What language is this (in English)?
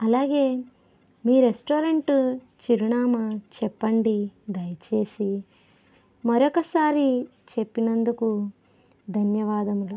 Telugu